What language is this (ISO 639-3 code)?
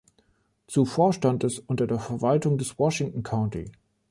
deu